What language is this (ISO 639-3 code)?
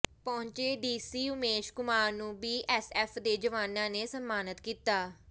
pan